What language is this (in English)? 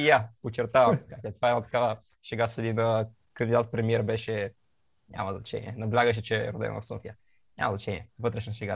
Bulgarian